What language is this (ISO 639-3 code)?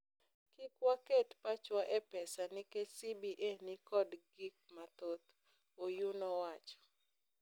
luo